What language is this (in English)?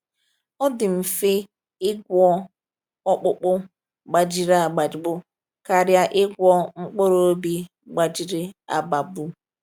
Igbo